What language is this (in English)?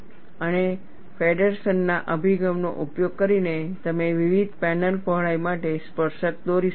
Gujarati